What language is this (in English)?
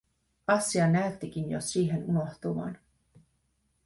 Finnish